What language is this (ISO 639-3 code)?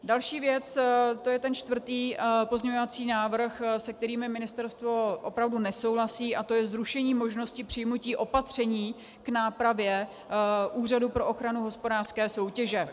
ces